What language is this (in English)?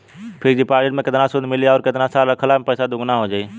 Bhojpuri